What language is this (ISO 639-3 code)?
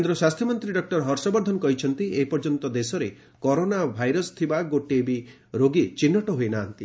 ori